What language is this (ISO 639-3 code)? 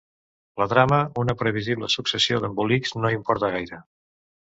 cat